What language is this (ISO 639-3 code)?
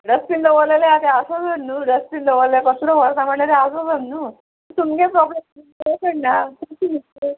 kok